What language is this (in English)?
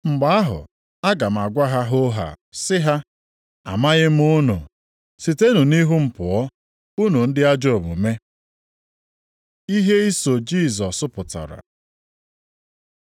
Igbo